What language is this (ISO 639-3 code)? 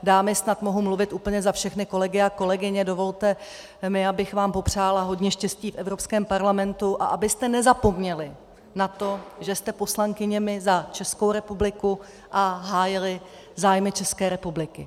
ces